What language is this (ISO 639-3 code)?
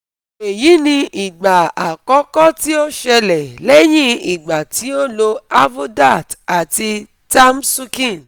yor